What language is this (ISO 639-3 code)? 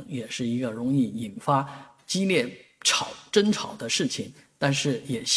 zho